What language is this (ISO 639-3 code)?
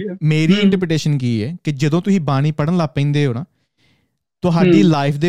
pan